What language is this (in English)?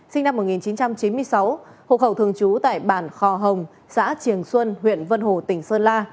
Vietnamese